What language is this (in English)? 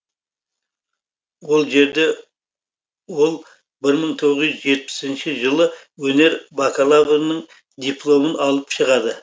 Kazakh